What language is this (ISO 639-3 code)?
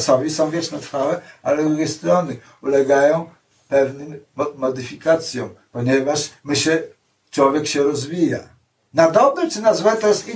pol